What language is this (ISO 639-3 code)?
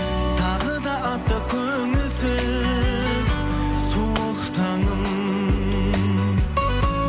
kaz